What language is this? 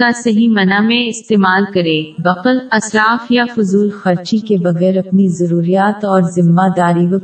Urdu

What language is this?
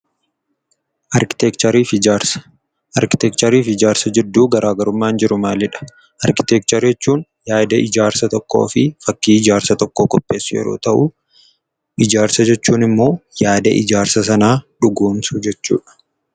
Oromo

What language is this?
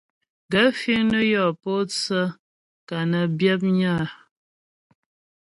Ghomala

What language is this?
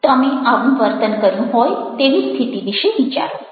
Gujarati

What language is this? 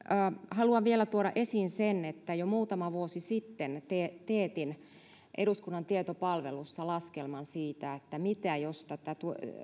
Finnish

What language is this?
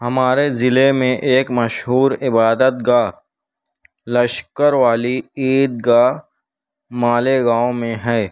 Urdu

